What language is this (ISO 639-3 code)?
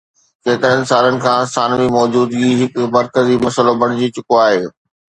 snd